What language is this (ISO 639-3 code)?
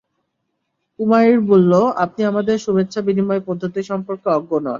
ben